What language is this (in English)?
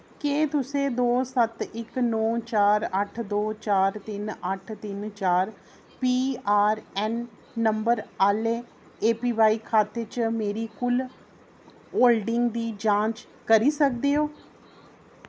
Dogri